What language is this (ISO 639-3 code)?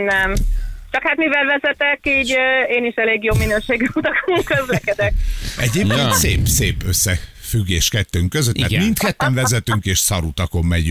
hun